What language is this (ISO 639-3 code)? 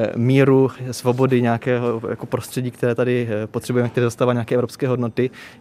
ces